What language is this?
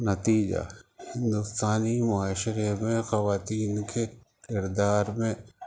Urdu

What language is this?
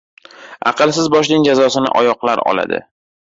Uzbek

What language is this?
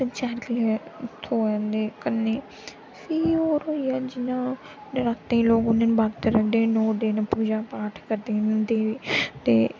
Dogri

